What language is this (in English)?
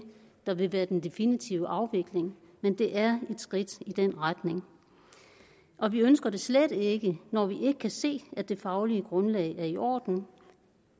Danish